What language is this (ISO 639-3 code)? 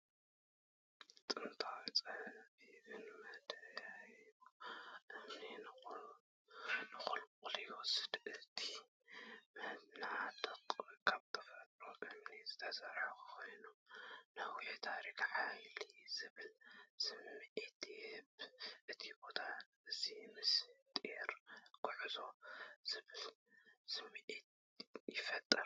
tir